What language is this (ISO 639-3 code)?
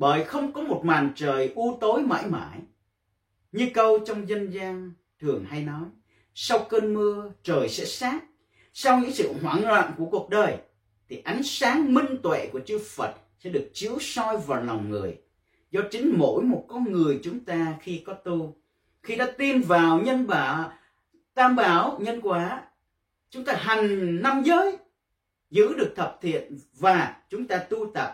vie